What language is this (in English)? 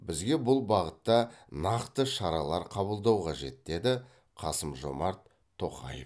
Kazakh